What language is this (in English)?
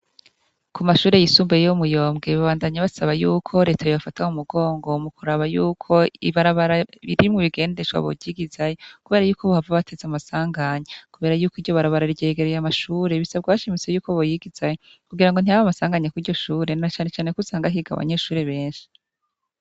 Rundi